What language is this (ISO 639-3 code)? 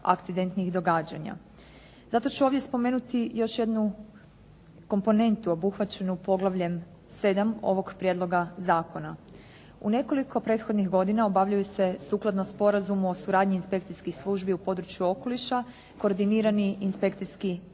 hrv